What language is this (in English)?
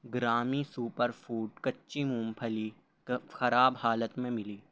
Urdu